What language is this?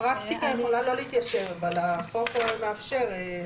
Hebrew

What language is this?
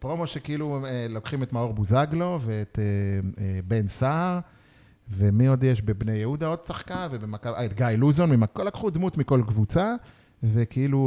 Hebrew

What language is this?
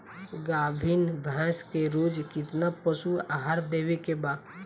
Bhojpuri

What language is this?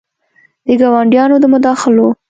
Pashto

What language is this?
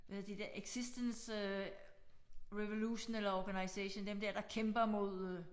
Danish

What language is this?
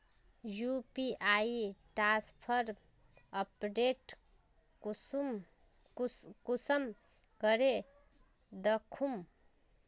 Magahi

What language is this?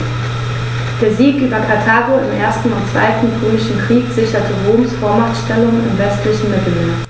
German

